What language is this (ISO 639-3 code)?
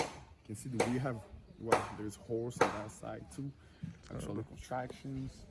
eng